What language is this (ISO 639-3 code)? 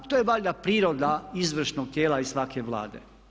hrv